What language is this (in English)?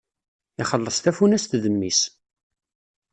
Kabyle